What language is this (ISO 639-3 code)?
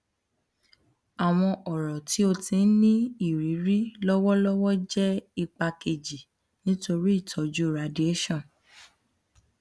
yor